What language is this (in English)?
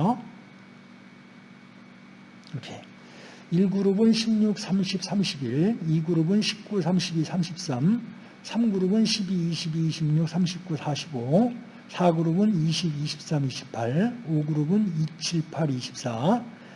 Korean